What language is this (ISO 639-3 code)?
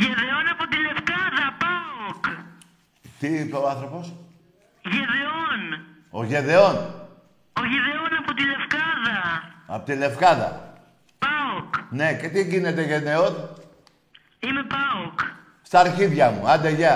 ell